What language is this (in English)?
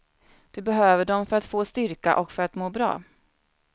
Swedish